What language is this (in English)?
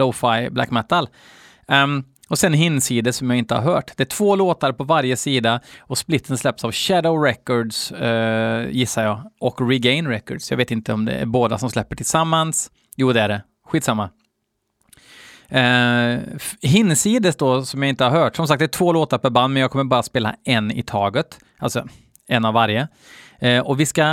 Swedish